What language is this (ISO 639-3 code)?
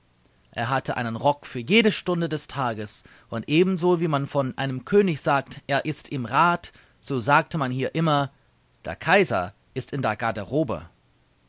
deu